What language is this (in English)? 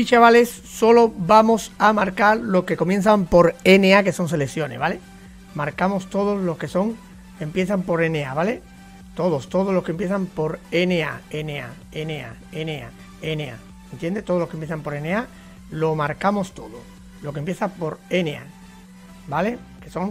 Spanish